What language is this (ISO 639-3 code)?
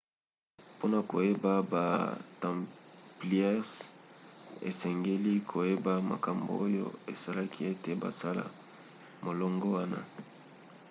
lin